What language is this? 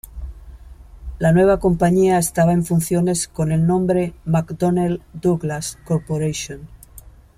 Spanish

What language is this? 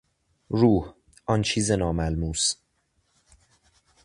Persian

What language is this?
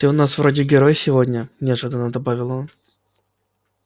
Russian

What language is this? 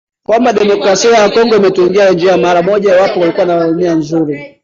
Swahili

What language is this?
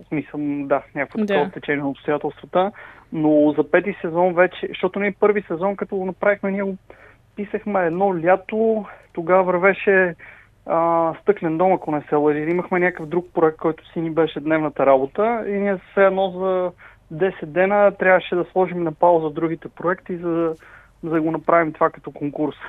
Bulgarian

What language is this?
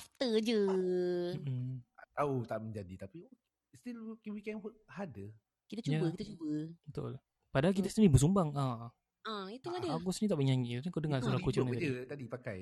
Malay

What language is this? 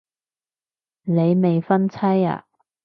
Cantonese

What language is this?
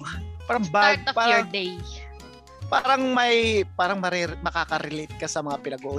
Filipino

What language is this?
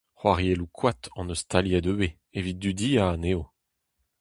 Breton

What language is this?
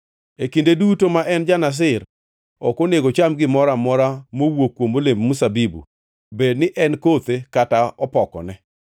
Luo (Kenya and Tanzania)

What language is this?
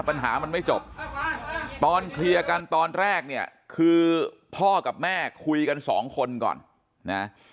Thai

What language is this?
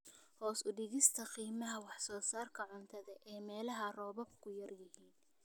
Somali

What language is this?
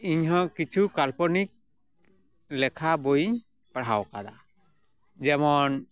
Santali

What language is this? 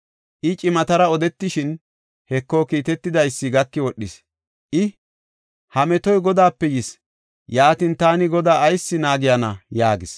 Gofa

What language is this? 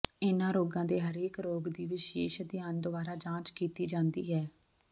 Punjabi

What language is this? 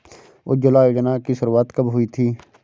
Hindi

